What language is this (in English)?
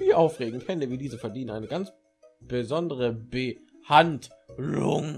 German